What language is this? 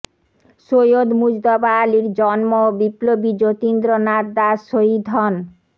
Bangla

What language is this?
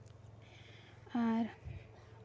Santali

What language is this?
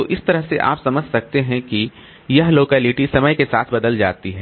Hindi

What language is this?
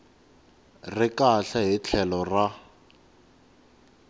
Tsonga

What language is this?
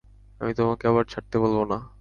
Bangla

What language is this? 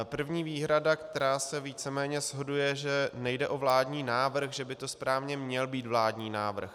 Czech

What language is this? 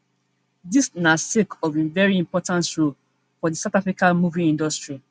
Nigerian Pidgin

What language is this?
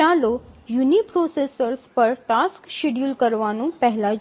Gujarati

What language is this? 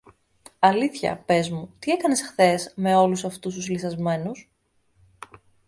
Greek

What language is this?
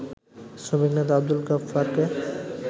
Bangla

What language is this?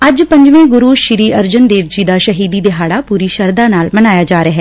Punjabi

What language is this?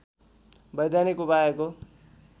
Nepali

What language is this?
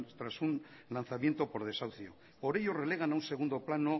Spanish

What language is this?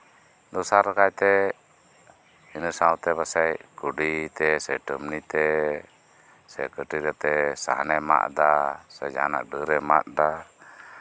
Santali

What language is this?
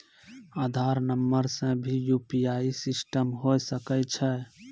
Maithili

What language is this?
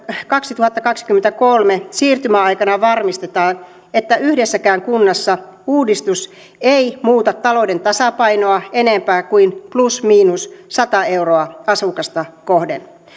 Finnish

